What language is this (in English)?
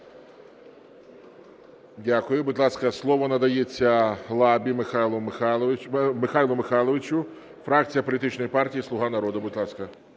Ukrainian